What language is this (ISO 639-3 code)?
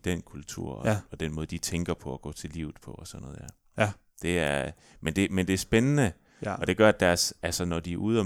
dan